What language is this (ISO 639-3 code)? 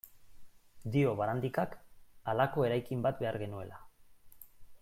eus